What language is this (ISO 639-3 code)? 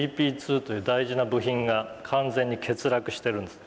jpn